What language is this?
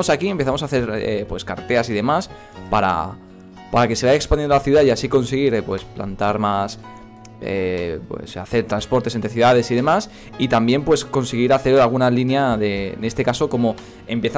Spanish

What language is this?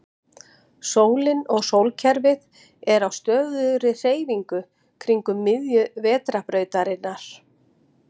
Icelandic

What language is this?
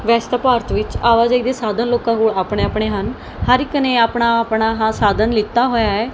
Punjabi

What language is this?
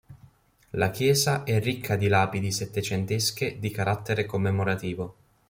Italian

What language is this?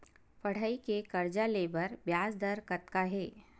Chhattisgarhi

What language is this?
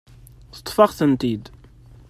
Kabyle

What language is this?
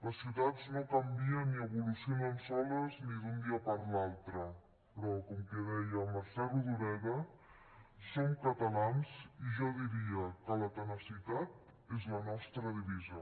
Catalan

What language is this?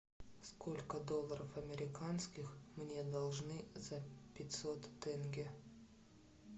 Russian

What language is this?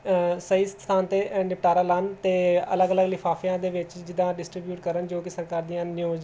Punjabi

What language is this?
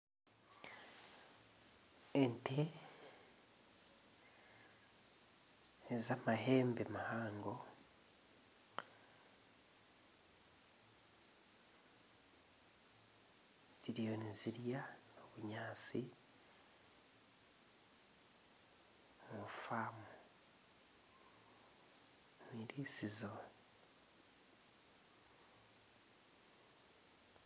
Nyankole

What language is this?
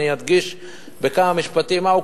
Hebrew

